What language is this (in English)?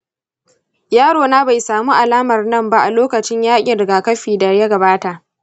Hausa